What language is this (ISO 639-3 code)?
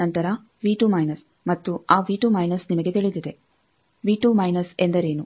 kan